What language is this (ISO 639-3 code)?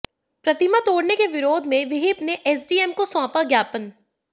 hin